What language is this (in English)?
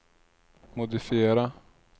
Swedish